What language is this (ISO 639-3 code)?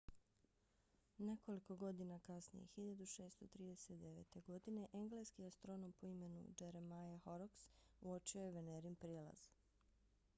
bos